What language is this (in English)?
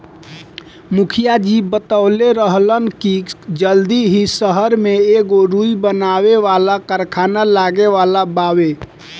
Bhojpuri